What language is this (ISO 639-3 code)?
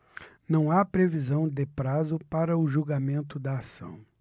por